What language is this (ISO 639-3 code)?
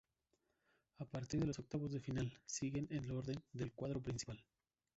spa